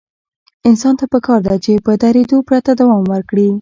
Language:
Pashto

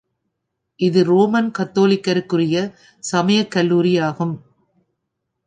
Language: Tamil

